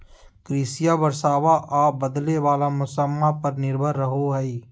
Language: Magahi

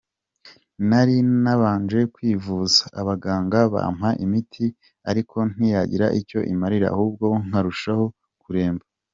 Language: Kinyarwanda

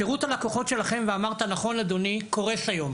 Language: Hebrew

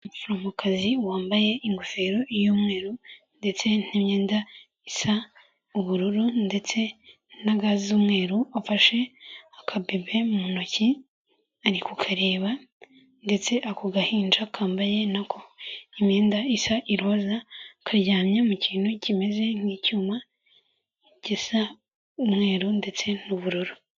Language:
Kinyarwanda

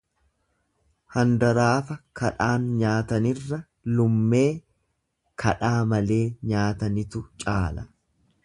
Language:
Oromo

